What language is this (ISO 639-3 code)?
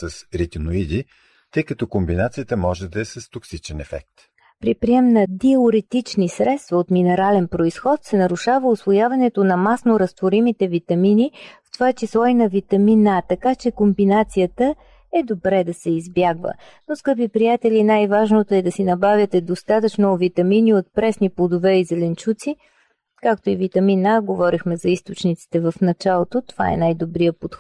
bul